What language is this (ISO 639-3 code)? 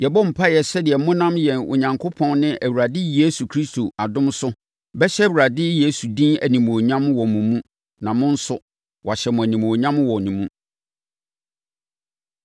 aka